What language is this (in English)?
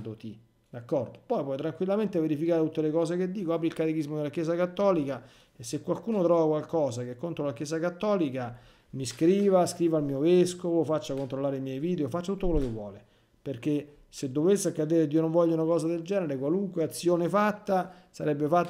Italian